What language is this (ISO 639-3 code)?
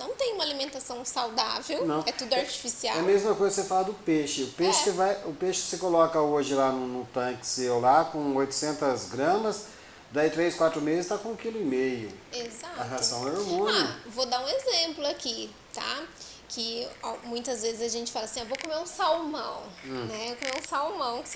por